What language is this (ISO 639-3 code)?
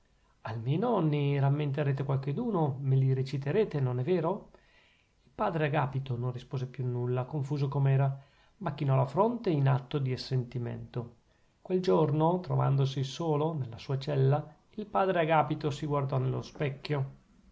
ita